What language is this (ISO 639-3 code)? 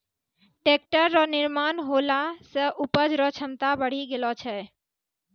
mai